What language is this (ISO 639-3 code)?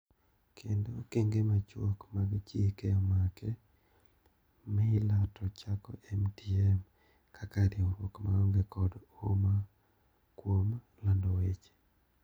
luo